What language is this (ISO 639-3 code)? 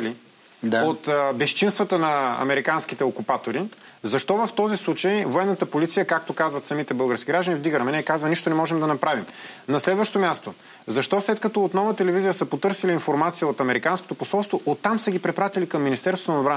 bul